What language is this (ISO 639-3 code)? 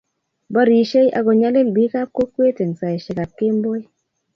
kln